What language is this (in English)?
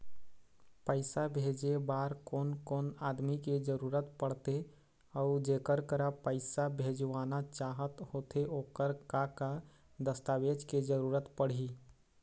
Chhattisgarhi